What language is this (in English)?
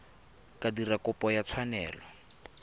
Tswana